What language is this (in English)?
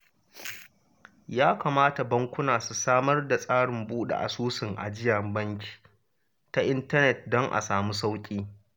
Hausa